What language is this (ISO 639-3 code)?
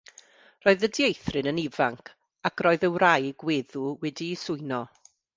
cym